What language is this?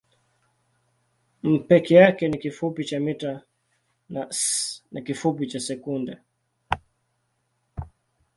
Swahili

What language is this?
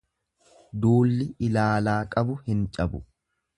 Oromo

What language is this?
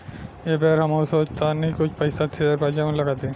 Bhojpuri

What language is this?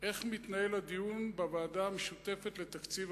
Hebrew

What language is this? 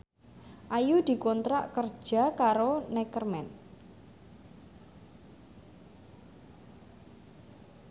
Javanese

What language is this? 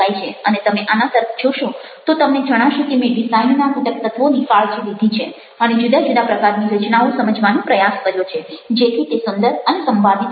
Gujarati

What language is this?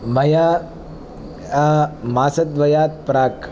Sanskrit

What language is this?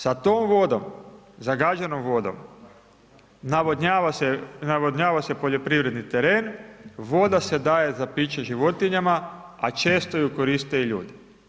Croatian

